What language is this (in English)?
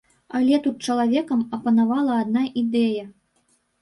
Belarusian